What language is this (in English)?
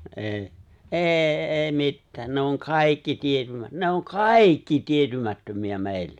Finnish